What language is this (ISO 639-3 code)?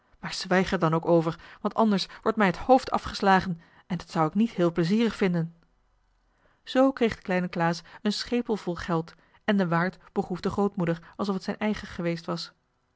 nld